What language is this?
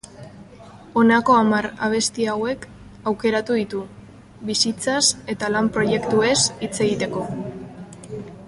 Basque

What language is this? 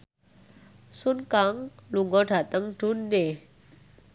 Javanese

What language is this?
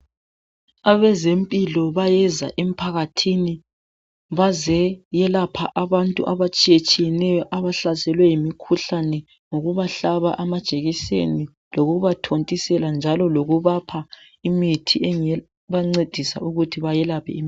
North Ndebele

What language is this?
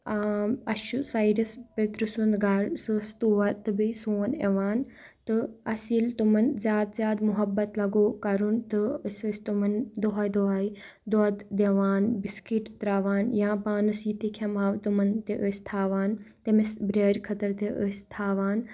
Kashmiri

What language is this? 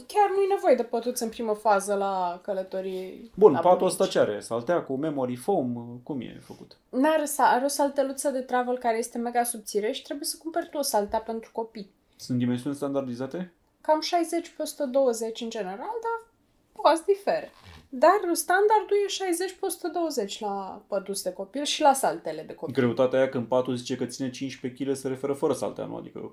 Romanian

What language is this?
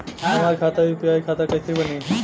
Bhojpuri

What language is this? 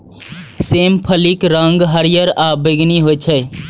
Maithili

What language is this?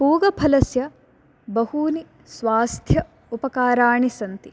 Sanskrit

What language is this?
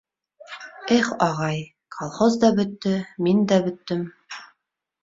Bashkir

